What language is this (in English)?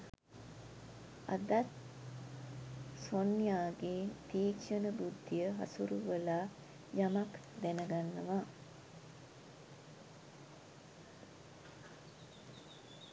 Sinhala